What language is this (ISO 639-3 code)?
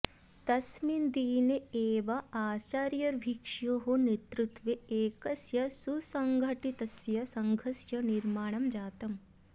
san